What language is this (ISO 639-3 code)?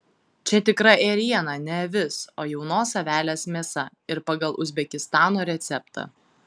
lit